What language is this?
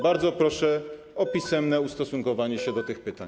Polish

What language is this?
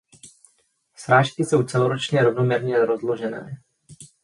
Czech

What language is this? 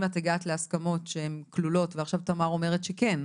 Hebrew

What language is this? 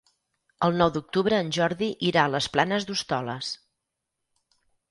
Catalan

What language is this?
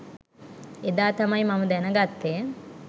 Sinhala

